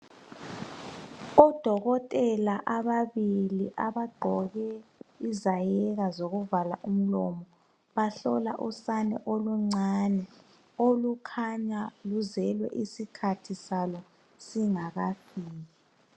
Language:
North Ndebele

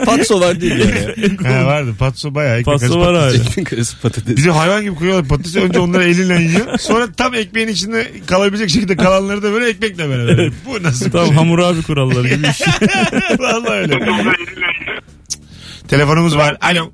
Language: Turkish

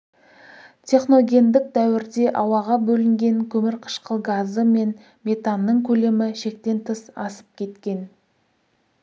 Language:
Kazakh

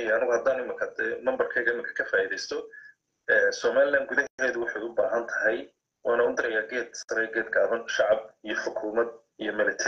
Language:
Arabic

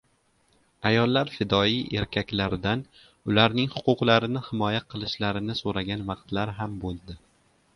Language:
Uzbek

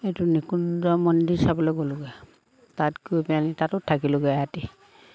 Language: Assamese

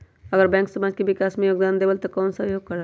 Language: Magahi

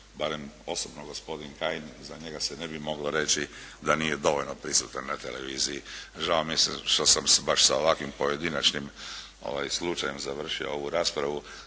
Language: Croatian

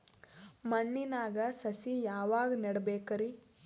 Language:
Kannada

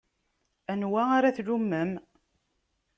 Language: Kabyle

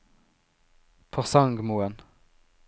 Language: Norwegian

